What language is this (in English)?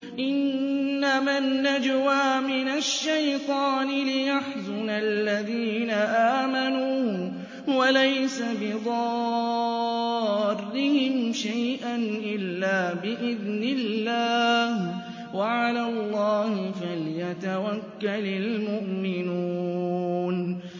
Arabic